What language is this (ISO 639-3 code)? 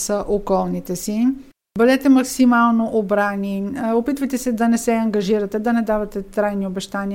bul